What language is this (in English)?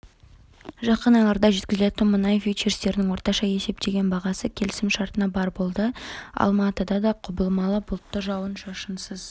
Kazakh